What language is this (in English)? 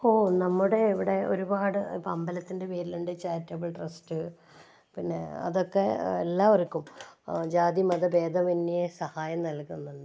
Malayalam